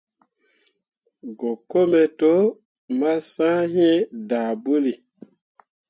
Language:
Mundang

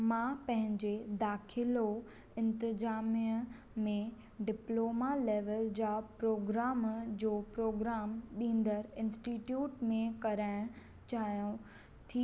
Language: Sindhi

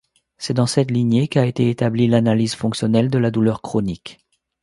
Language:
French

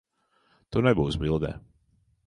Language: Latvian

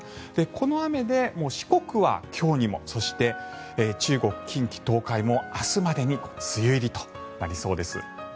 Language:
Japanese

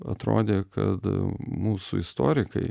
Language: Lithuanian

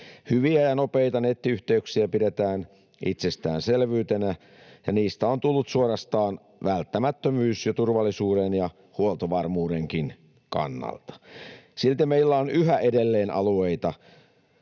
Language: Finnish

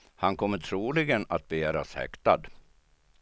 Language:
Swedish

